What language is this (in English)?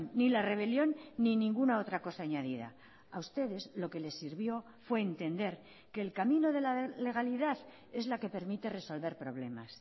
Spanish